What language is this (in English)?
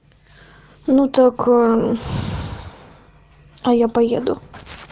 Russian